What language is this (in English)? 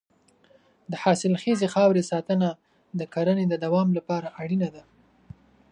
Pashto